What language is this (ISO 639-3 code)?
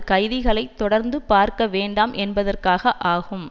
tam